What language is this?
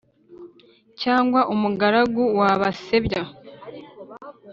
Kinyarwanda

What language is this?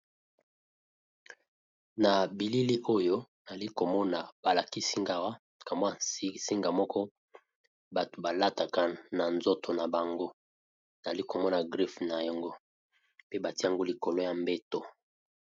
Lingala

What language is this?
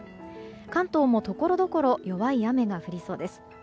Japanese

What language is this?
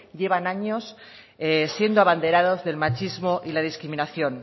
Spanish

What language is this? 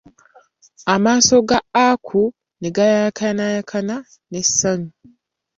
Ganda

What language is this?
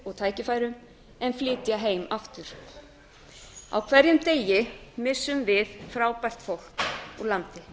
Icelandic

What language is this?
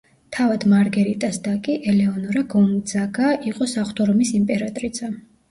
Georgian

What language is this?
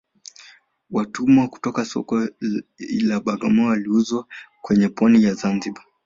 Swahili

